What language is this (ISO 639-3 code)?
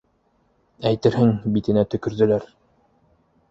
bak